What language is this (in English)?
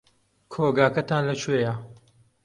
Central Kurdish